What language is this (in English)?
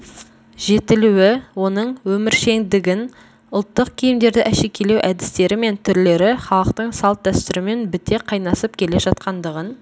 Kazakh